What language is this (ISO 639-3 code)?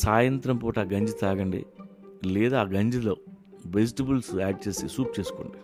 tel